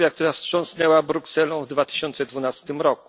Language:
Polish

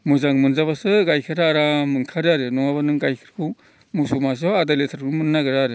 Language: Bodo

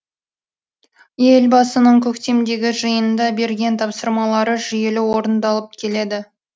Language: Kazakh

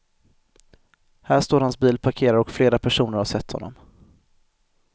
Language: Swedish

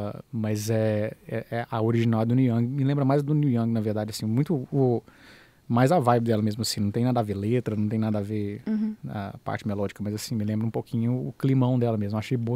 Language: Portuguese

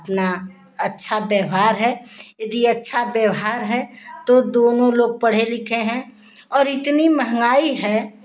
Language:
Hindi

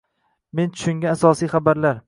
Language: Uzbek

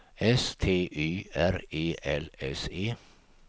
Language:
Swedish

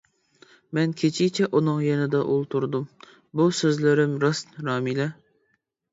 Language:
Uyghur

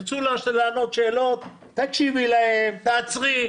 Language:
Hebrew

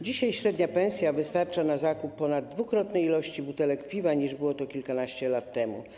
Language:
Polish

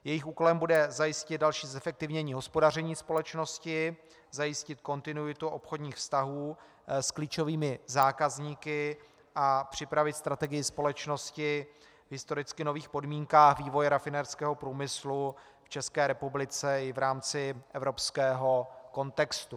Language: Czech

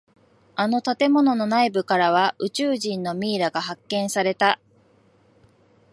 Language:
Japanese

